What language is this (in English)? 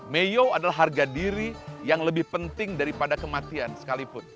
Indonesian